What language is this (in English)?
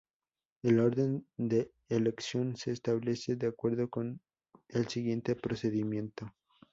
Spanish